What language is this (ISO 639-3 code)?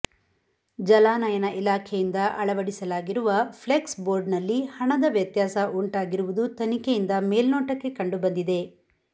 kan